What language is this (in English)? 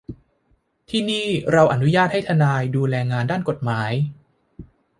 Thai